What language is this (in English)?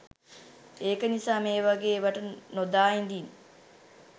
Sinhala